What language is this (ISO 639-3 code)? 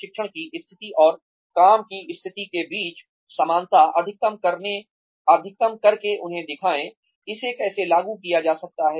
hin